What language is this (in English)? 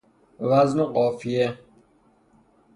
Persian